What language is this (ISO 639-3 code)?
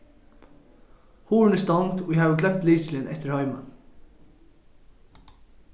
fao